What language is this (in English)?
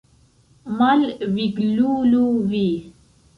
Esperanto